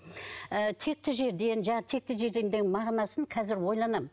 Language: Kazakh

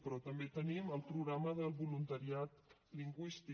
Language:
Catalan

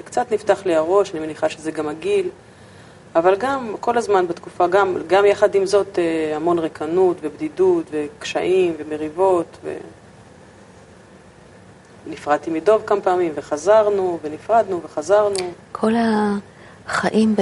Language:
Hebrew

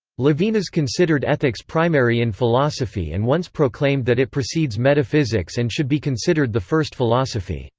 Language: English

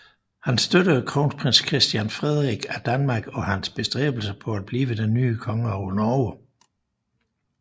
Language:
Danish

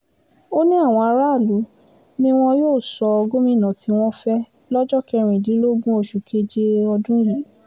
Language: Yoruba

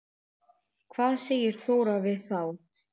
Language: Icelandic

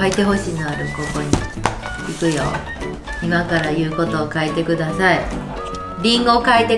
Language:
Japanese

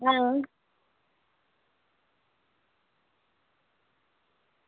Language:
Dogri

